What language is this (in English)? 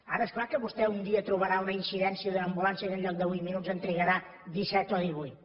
Catalan